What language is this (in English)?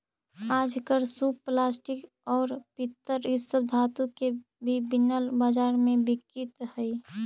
Magahi